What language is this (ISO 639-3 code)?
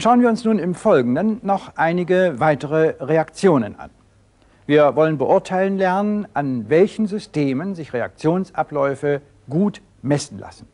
deu